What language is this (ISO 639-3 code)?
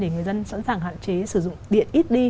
vie